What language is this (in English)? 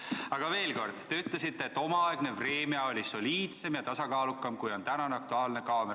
Estonian